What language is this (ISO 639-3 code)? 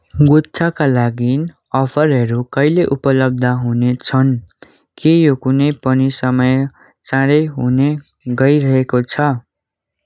nep